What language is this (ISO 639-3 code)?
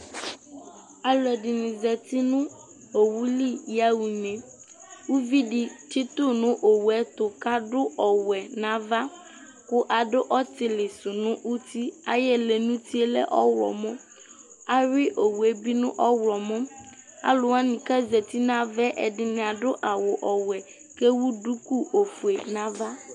kpo